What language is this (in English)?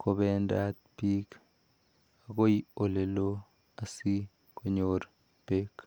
Kalenjin